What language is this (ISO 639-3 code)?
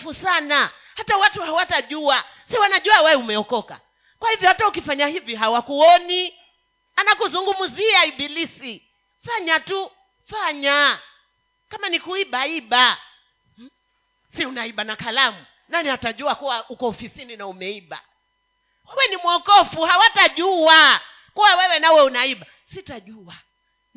swa